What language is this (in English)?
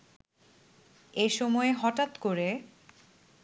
Bangla